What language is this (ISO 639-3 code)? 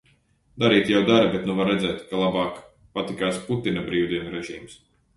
lav